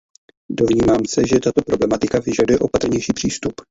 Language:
Czech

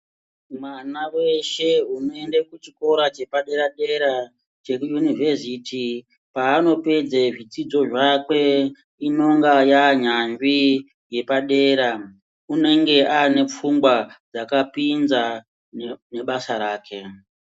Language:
Ndau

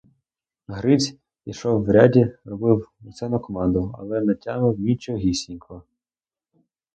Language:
Ukrainian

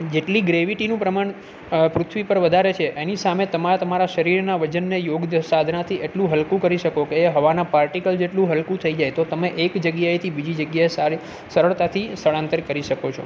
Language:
Gujarati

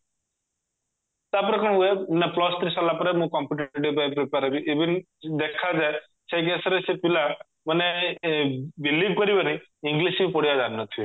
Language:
Odia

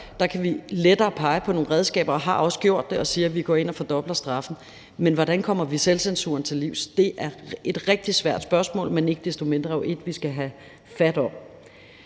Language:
Danish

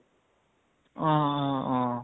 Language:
Assamese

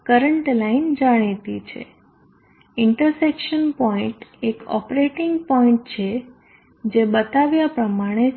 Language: Gujarati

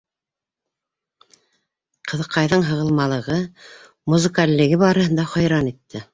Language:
Bashkir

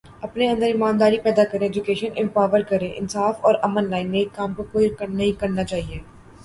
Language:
Urdu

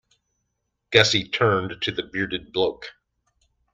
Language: English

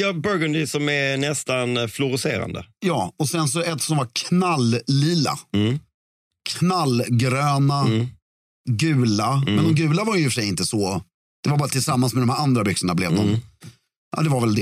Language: Swedish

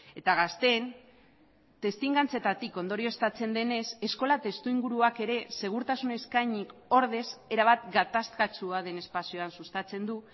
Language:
Basque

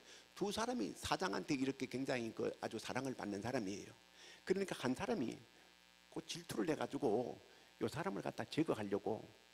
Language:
Korean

